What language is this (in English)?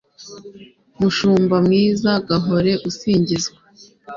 Kinyarwanda